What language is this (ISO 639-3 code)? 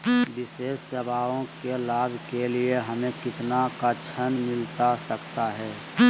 mag